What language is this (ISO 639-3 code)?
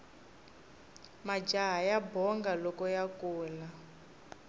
tso